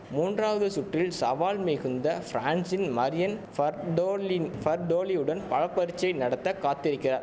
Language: Tamil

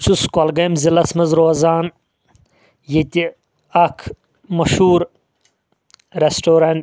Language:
Kashmiri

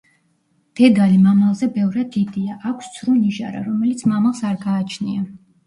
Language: Georgian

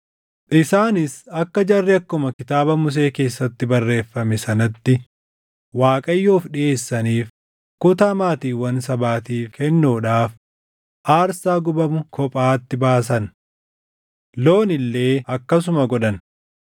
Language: Oromo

